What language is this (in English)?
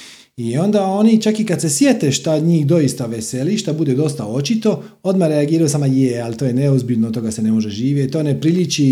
Croatian